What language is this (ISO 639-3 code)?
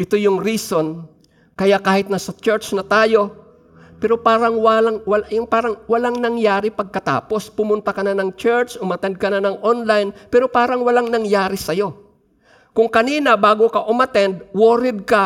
fil